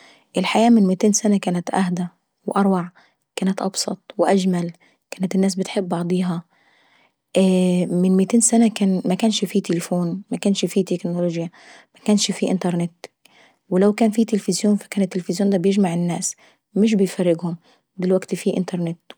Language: Saidi Arabic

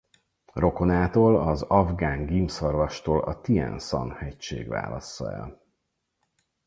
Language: Hungarian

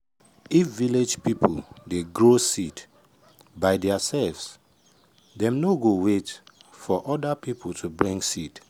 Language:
Nigerian Pidgin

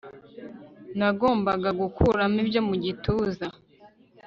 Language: Kinyarwanda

